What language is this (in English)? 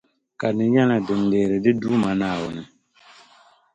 Dagbani